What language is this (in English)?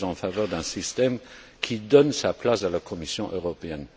French